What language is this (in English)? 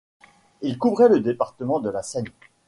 French